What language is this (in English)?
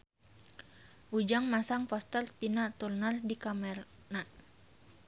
Sundanese